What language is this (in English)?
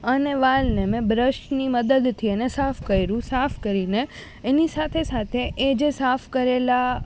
Gujarati